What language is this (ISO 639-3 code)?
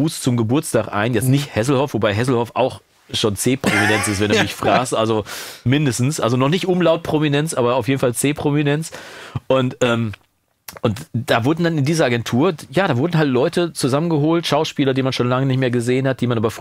deu